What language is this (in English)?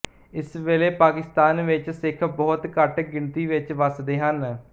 Punjabi